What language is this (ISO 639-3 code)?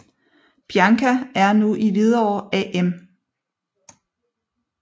dan